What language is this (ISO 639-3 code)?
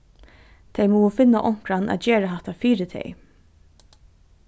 fao